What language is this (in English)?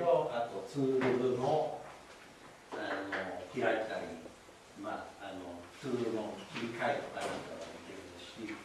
Japanese